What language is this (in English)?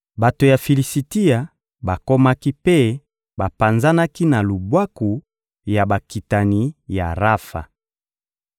Lingala